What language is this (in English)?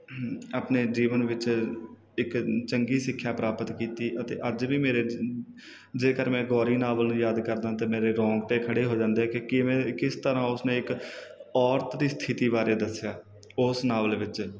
Punjabi